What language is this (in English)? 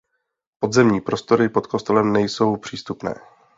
Czech